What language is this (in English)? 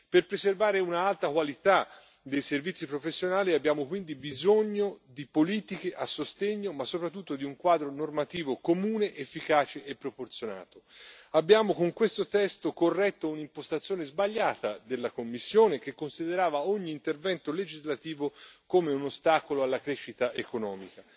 Italian